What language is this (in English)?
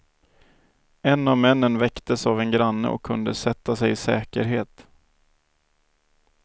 Swedish